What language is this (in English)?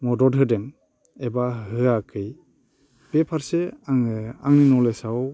Bodo